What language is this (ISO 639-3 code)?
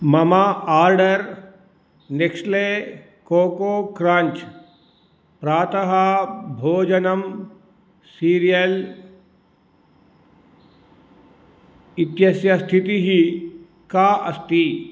san